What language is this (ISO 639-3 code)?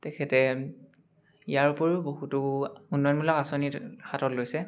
asm